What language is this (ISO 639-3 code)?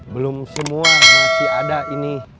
ind